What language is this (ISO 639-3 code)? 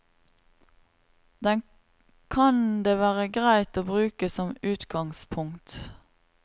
nor